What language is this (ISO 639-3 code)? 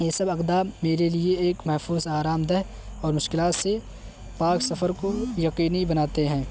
urd